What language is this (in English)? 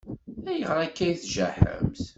Kabyle